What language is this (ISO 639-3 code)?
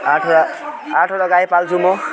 nep